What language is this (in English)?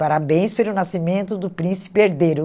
Portuguese